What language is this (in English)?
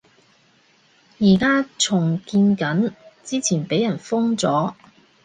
Cantonese